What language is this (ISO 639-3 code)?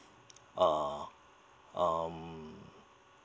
eng